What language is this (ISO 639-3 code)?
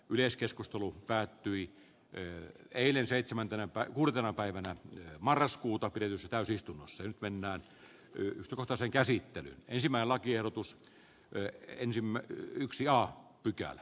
fin